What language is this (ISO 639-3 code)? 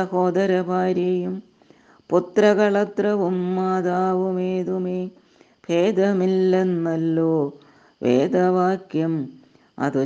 mal